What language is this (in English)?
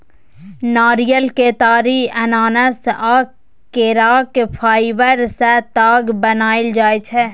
Maithili